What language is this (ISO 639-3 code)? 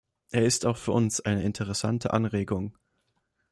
deu